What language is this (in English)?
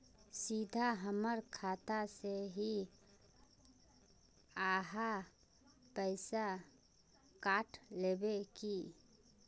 Magahi